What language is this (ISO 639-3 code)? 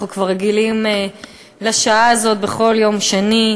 heb